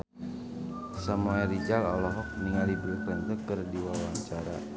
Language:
Sundanese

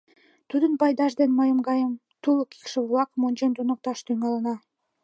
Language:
Mari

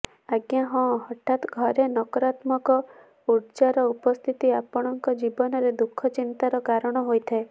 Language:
Odia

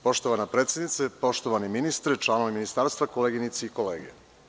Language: Serbian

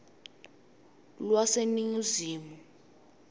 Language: Swati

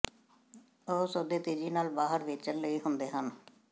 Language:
Punjabi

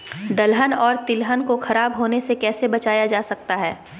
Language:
Magahi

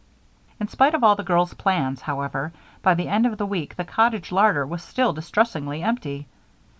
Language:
English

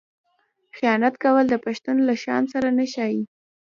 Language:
Pashto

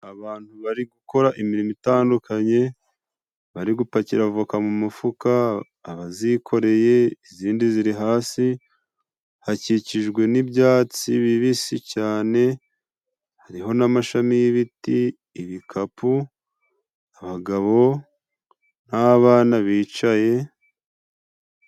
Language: Kinyarwanda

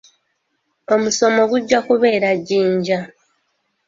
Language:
Ganda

